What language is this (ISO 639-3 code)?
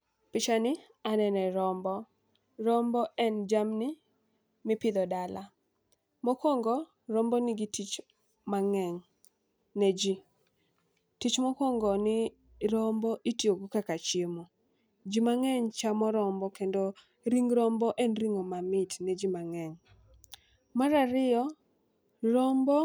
luo